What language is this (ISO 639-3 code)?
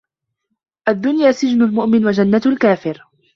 ara